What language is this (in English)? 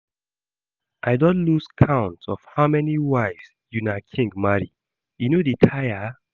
Nigerian Pidgin